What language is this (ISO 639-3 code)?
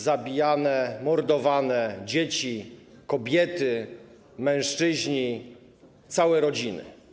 pol